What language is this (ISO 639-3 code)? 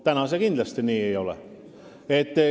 est